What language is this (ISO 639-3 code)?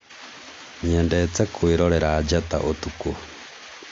kik